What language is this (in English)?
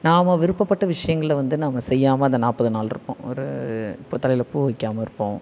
Tamil